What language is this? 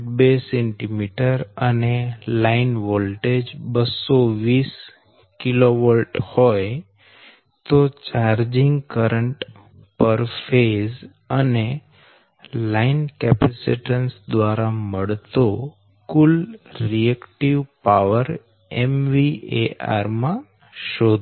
Gujarati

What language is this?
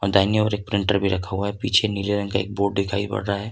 Hindi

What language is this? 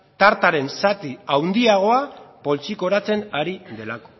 Basque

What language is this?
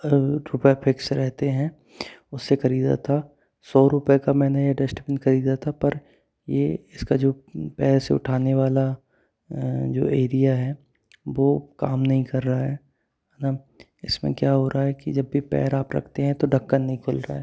Hindi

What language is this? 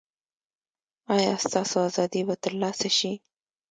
Pashto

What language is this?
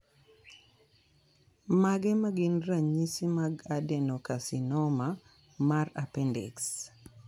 Luo (Kenya and Tanzania)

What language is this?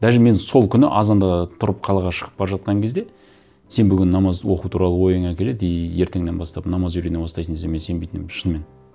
Kazakh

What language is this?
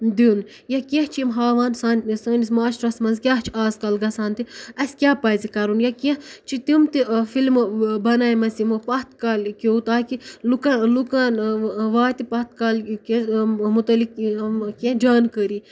Kashmiri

